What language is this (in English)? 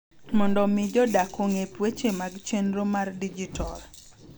Luo (Kenya and Tanzania)